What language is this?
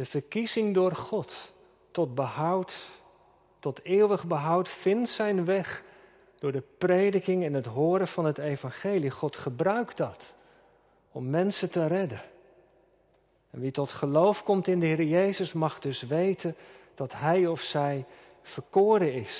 Dutch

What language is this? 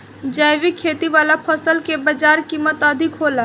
Bhojpuri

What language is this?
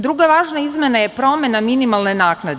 Serbian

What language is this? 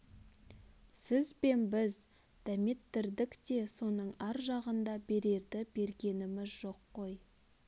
Kazakh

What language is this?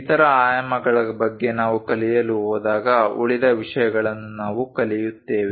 Kannada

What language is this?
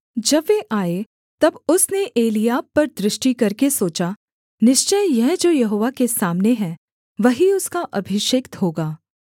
Hindi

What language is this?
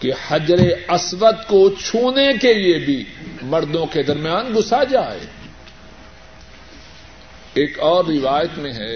Urdu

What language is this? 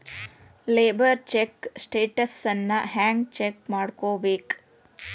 Kannada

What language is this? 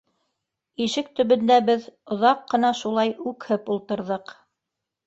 Bashkir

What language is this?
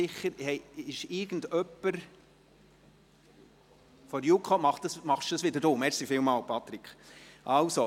Swiss German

